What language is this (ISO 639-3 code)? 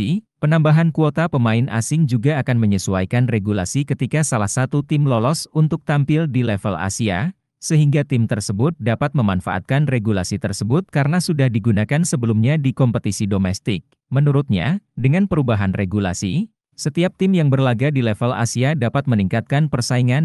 ind